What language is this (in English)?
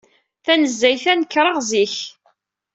Kabyle